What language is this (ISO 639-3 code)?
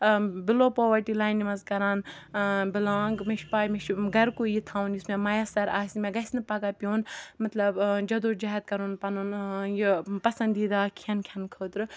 kas